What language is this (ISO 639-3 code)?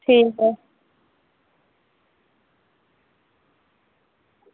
doi